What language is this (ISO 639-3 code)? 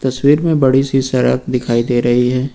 hin